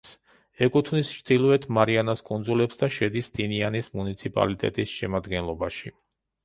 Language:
Georgian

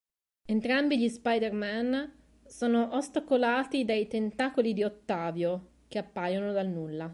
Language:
Italian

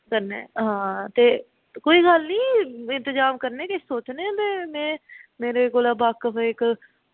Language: Dogri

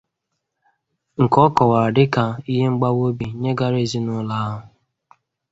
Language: Igbo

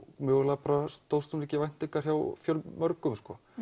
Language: Icelandic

